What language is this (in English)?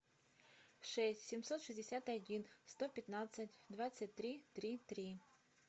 Russian